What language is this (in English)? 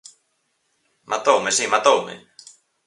Galician